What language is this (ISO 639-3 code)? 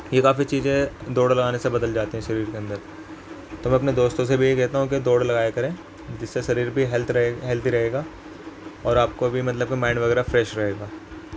urd